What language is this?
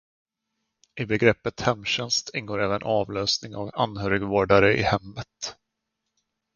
Swedish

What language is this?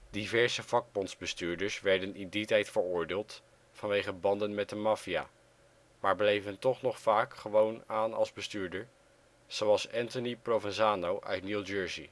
Dutch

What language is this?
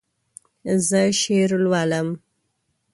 Pashto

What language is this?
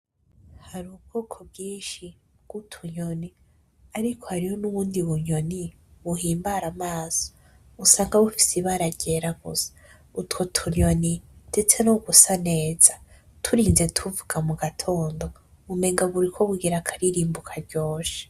Rundi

